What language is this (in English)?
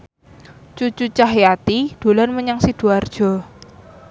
Javanese